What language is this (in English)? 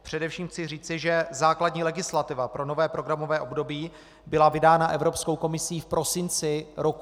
Czech